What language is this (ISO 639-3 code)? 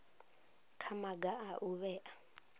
ven